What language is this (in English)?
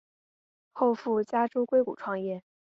Chinese